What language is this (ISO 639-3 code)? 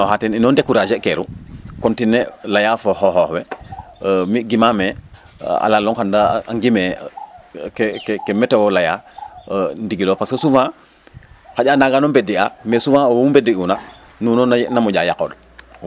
srr